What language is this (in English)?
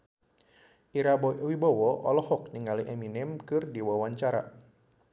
Sundanese